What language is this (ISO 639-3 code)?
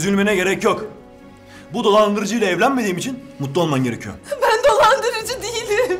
tur